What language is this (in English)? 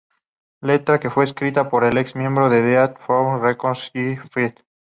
Spanish